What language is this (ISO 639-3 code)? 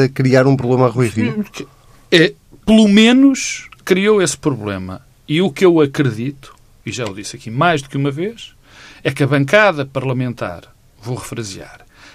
por